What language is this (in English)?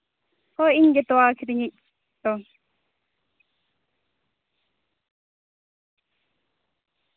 Santali